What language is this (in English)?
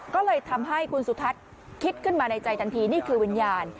Thai